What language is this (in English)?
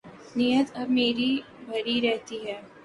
Urdu